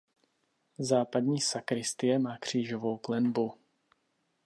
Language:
Czech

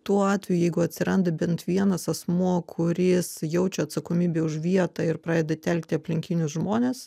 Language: Lithuanian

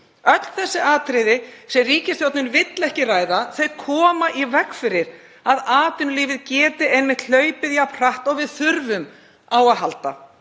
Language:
Icelandic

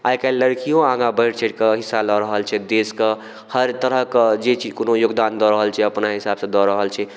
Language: Maithili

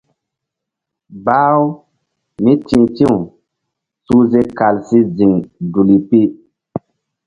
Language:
Mbum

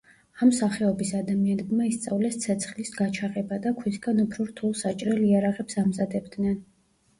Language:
Georgian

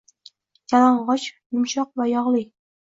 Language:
Uzbek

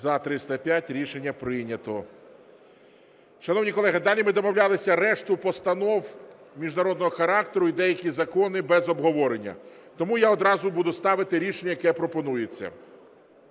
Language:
Ukrainian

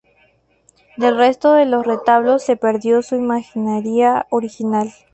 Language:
Spanish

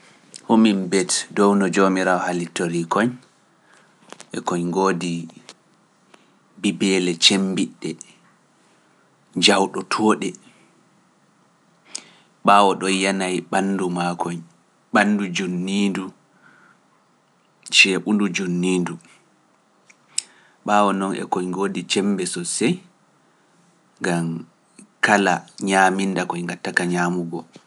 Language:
Pular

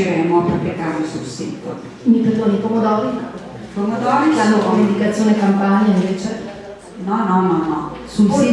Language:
Italian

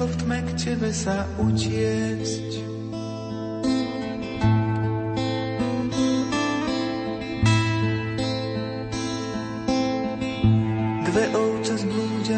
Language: Slovak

